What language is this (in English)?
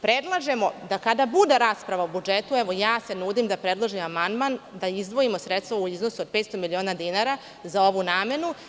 Serbian